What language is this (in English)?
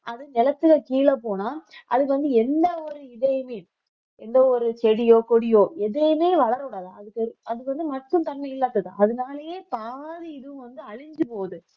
Tamil